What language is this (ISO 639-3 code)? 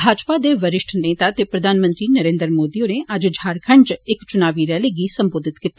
doi